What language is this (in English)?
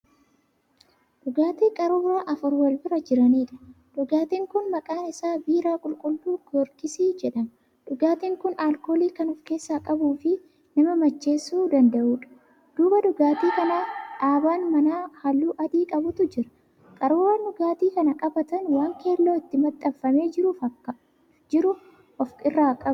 Oromo